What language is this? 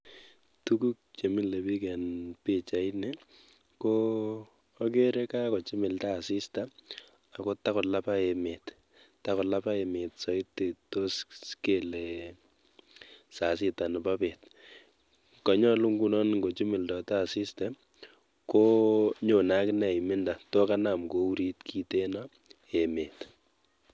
Kalenjin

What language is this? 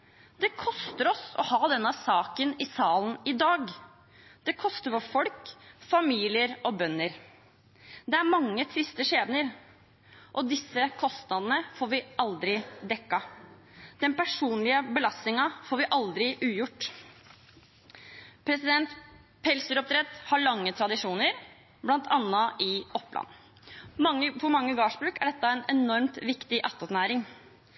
Norwegian Bokmål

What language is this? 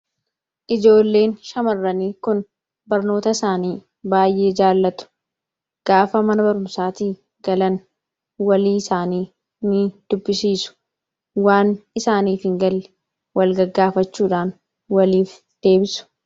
Oromo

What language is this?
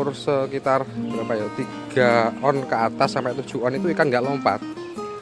Indonesian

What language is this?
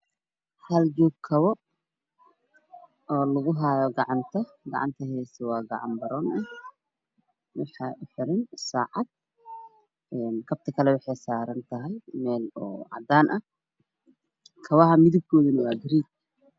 Somali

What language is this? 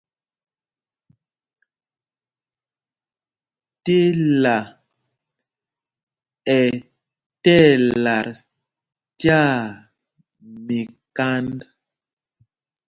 Mpumpong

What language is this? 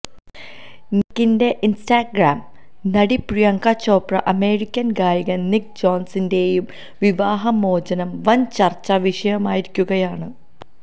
Malayalam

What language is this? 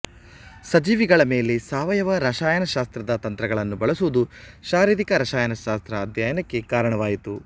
Kannada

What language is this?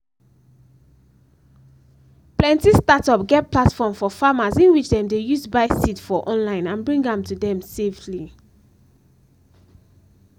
Nigerian Pidgin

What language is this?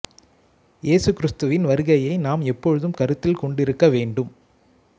Tamil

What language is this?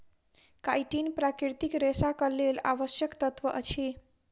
Maithili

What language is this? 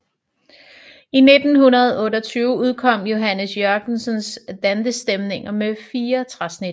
Danish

